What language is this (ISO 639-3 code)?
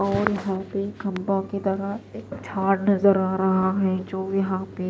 hin